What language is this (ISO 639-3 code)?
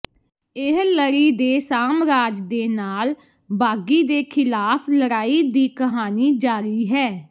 pan